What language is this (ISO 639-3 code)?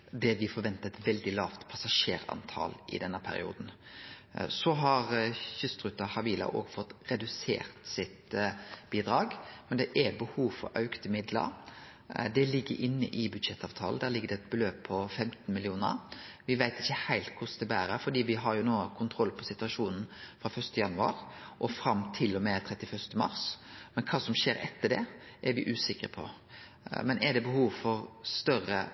nno